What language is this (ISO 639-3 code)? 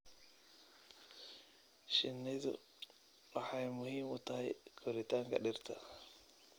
som